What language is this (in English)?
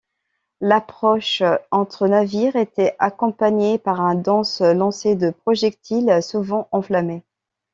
French